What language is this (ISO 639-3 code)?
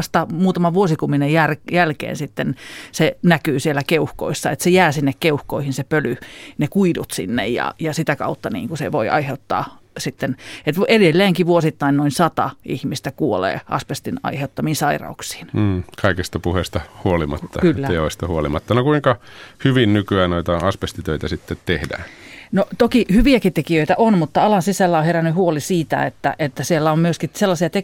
fin